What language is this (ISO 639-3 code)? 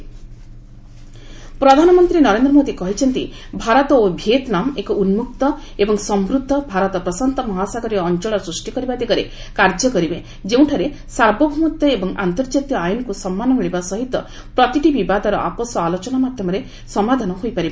ori